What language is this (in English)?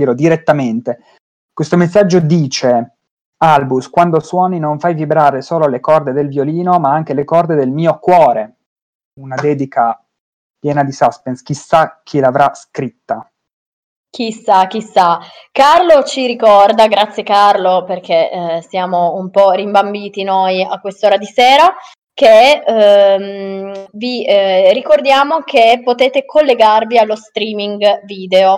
Italian